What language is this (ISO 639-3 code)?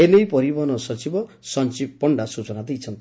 ori